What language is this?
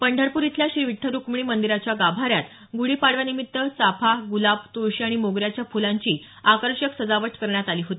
Marathi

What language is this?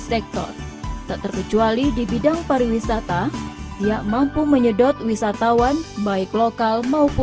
Indonesian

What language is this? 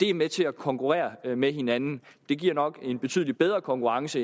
Danish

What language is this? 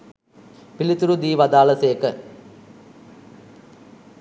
Sinhala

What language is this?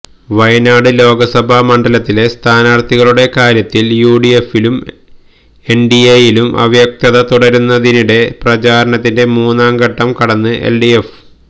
Malayalam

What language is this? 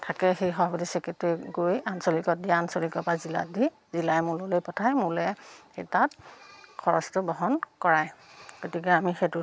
Assamese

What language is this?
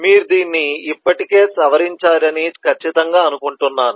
Telugu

